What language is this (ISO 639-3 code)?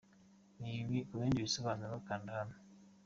kin